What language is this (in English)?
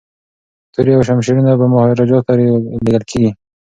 Pashto